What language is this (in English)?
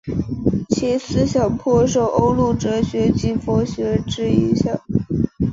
Chinese